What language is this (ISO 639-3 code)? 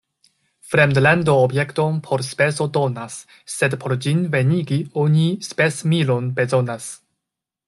epo